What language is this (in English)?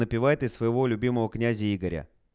Russian